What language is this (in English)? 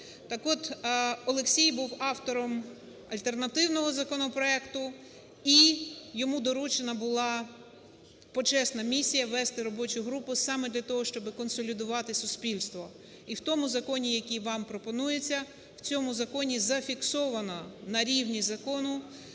Ukrainian